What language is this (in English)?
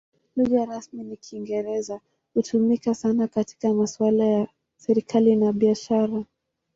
Swahili